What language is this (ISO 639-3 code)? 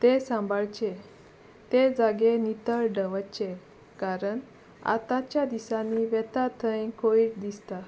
kok